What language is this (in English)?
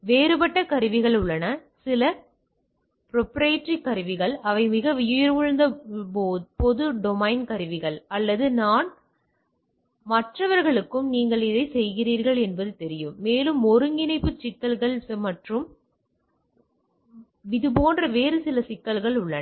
Tamil